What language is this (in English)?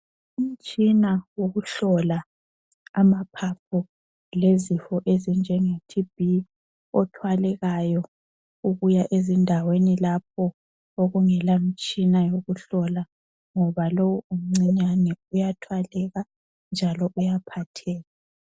North Ndebele